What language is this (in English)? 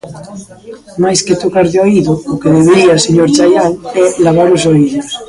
Galician